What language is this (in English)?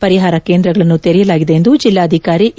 Kannada